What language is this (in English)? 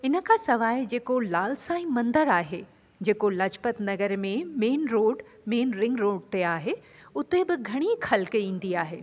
Sindhi